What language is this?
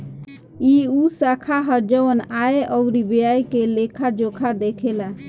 Bhojpuri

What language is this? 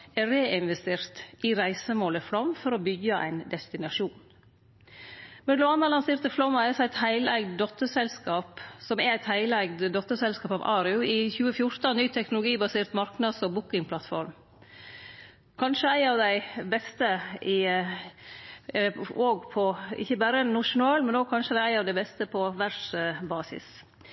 Norwegian Nynorsk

